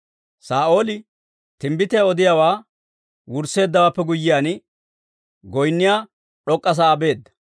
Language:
Dawro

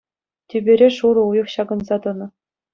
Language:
Chuvash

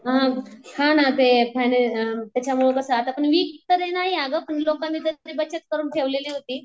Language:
Marathi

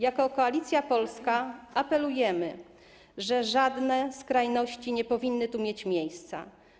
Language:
Polish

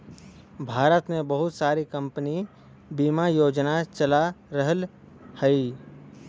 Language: Bhojpuri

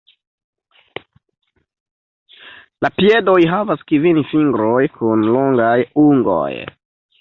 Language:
Esperanto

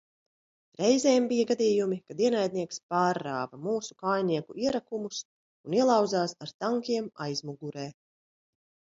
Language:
Latvian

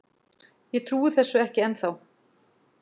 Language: Icelandic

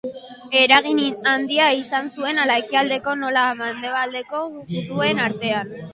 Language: Basque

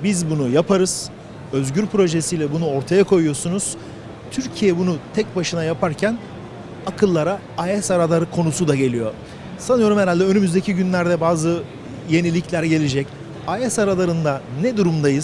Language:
Turkish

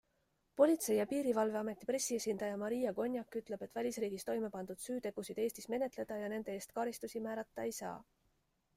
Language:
Estonian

